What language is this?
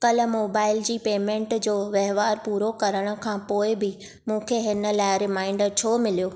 Sindhi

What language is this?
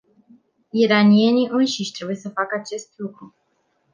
Romanian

